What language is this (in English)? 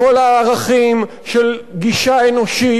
Hebrew